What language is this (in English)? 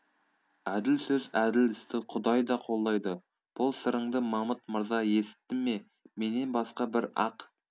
Kazakh